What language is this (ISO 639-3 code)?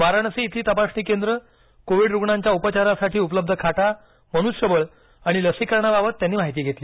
mar